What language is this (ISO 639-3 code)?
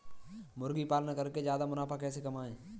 hin